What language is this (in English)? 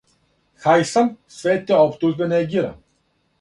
Serbian